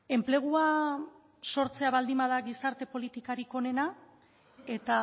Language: Basque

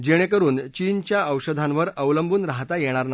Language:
Marathi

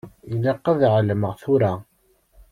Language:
Kabyle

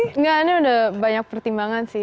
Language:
Indonesian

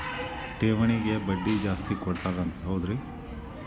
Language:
Kannada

